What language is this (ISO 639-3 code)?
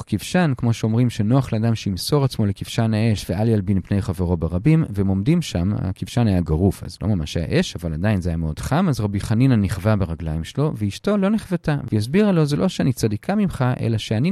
heb